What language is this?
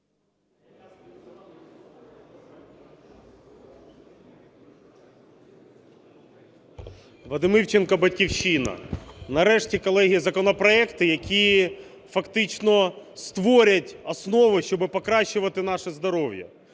Ukrainian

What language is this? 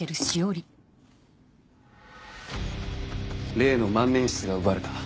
Japanese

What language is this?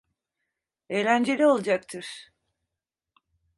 Turkish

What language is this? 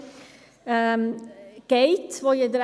Swiss German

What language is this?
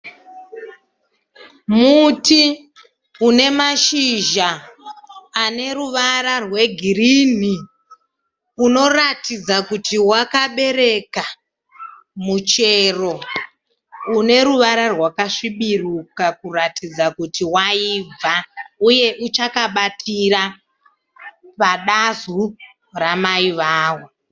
Shona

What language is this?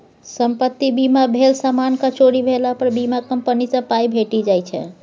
Maithili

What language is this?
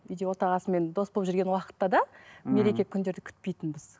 Kazakh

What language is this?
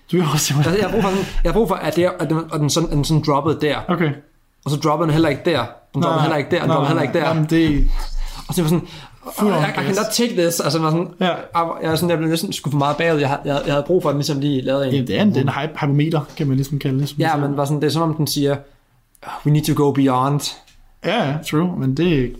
Danish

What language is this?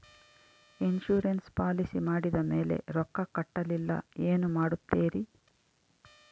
Kannada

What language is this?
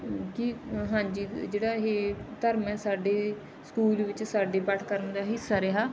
Punjabi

